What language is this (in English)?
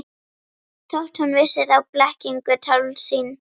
Icelandic